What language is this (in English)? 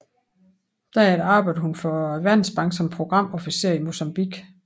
Danish